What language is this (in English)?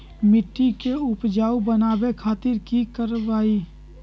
Magahi